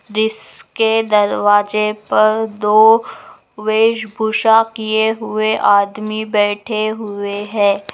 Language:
Magahi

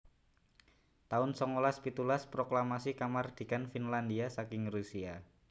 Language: Javanese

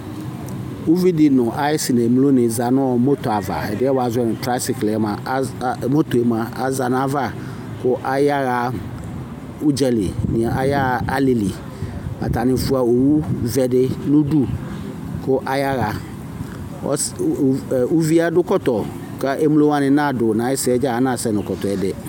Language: Ikposo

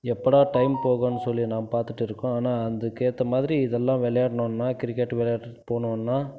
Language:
Tamil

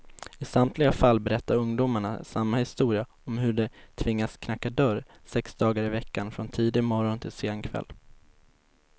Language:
Swedish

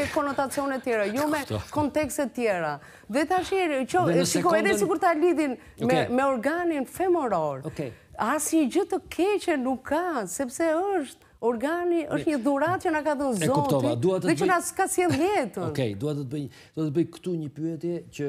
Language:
Romanian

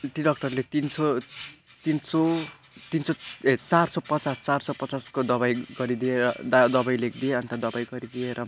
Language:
Nepali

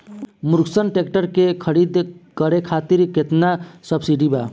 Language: Bhojpuri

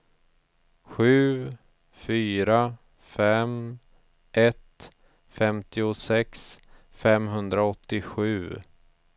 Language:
Swedish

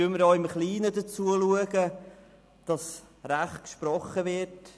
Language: Swiss German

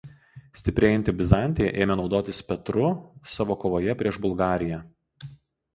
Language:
Lithuanian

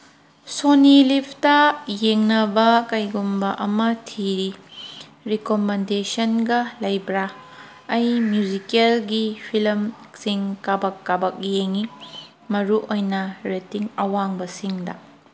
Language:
Manipuri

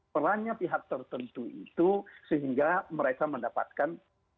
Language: Indonesian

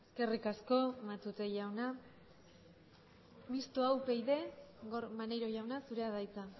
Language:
Basque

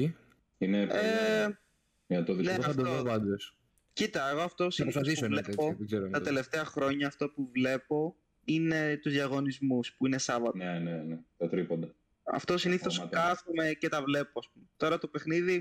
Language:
Greek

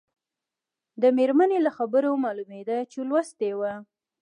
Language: Pashto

